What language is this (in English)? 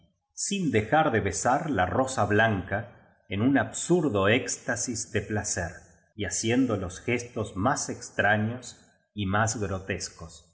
Spanish